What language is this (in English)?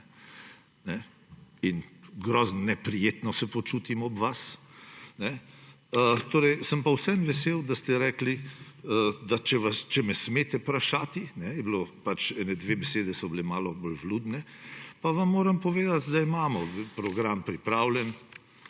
Slovenian